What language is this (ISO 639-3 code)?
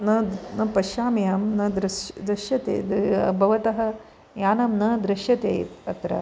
san